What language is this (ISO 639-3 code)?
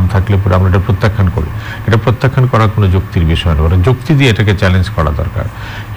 hin